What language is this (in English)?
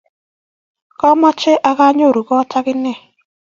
Kalenjin